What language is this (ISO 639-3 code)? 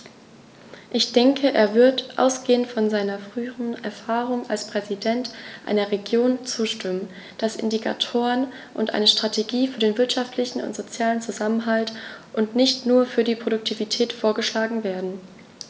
deu